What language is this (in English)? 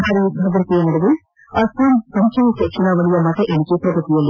Kannada